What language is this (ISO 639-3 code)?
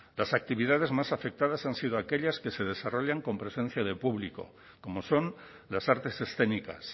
spa